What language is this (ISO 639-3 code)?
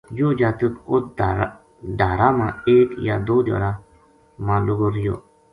gju